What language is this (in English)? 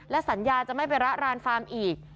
Thai